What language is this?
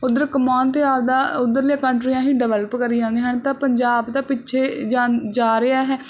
Punjabi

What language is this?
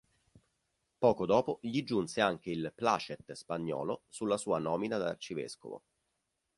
Italian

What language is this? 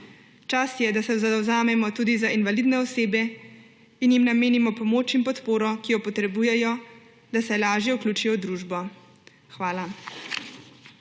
Slovenian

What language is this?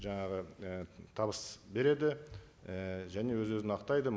Kazakh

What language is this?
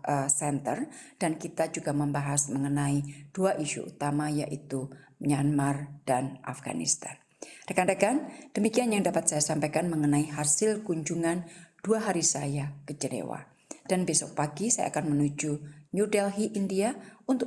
Indonesian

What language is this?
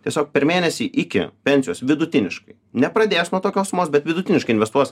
Lithuanian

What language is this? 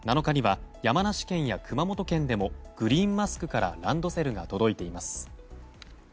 Japanese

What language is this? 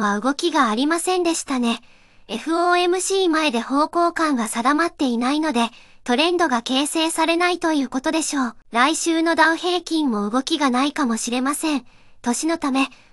Japanese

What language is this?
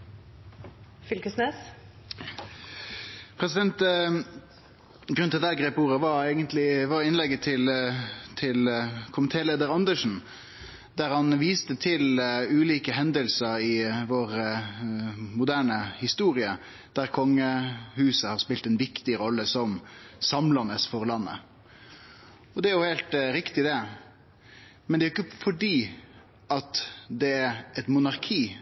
Norwegian Nynorsk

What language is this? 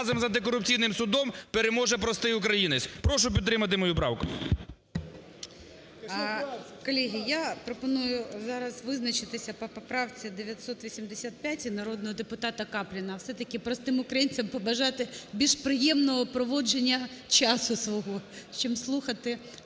Ukrainian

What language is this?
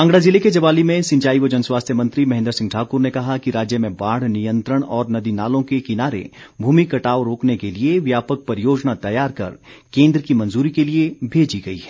Hindi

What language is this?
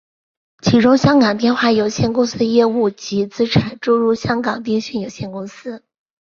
Chinese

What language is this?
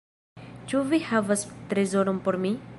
Esperanto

